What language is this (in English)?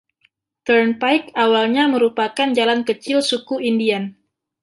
Indonesian